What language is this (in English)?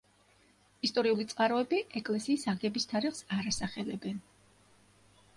Georgian